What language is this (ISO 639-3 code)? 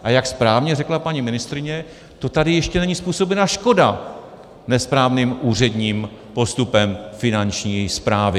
ces